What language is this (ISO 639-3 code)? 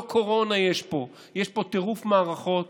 heb